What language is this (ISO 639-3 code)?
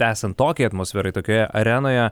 lit